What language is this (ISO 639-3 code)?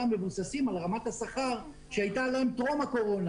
heb